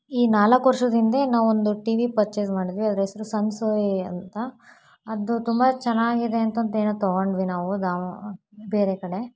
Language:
Kannada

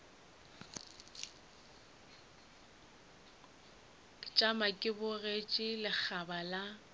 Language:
Northern Sotho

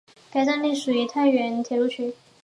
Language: Chinese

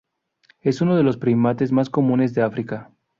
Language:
Spanish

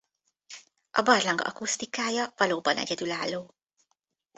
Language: Hungarian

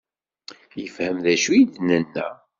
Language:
Kabyle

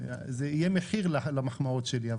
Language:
Hebrew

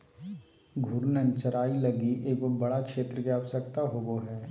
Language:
Magahi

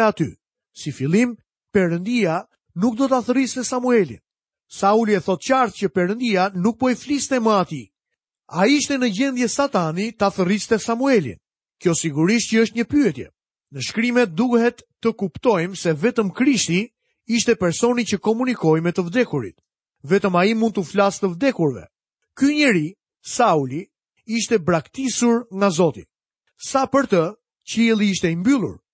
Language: Malay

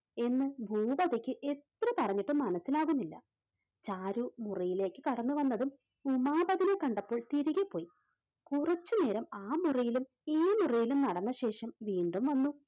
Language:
Malayalam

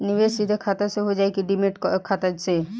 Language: Bhojpuri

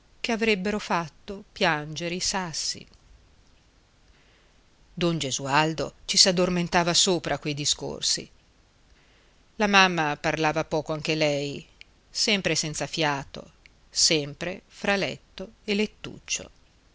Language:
Italian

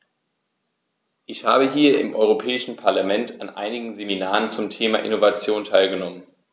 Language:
German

